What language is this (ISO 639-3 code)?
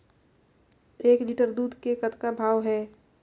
hne